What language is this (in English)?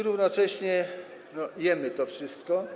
Polish